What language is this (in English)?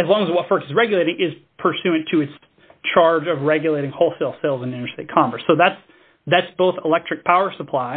English